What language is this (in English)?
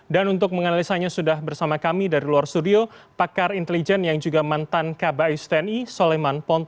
Indonesian